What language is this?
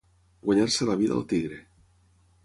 Catalan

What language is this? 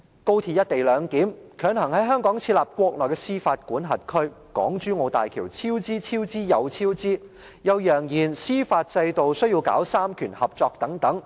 Cantonese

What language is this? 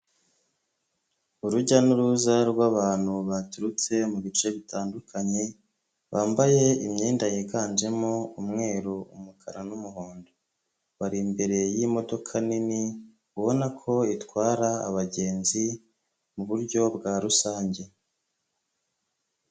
Kinyarwanda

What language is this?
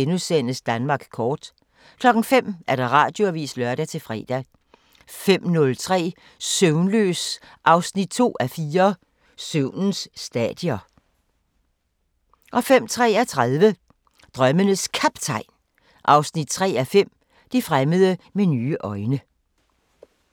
Danish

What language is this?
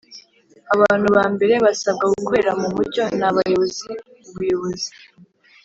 Kinyarwanda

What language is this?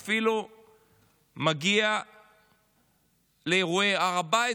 Hebrew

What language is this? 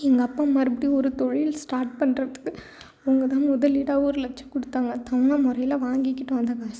Tamil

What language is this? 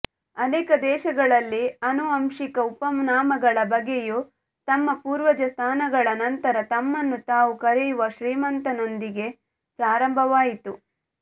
Kannada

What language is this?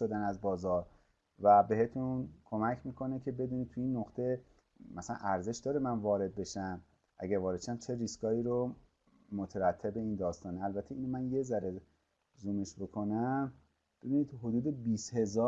Persian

